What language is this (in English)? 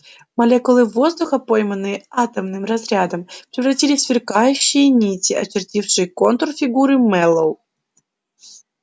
Russian